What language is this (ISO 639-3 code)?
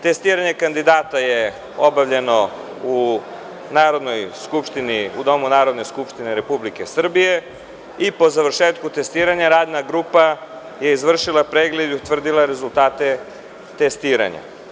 srp